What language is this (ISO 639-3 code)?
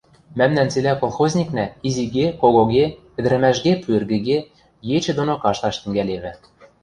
mrj